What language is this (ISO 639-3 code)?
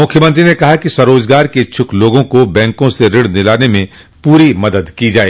hin